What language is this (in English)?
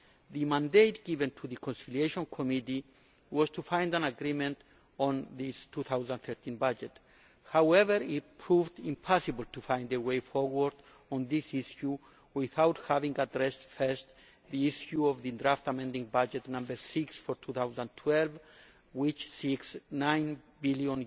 English